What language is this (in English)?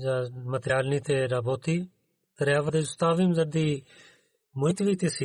Bulgarian